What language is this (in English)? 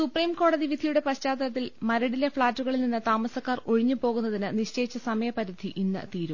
Malayalam